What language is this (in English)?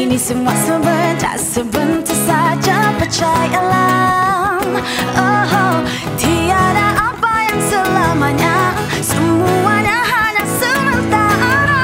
Malay